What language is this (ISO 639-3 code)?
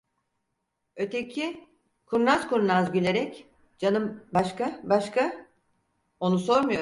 tur